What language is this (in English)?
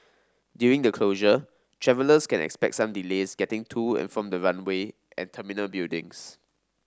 English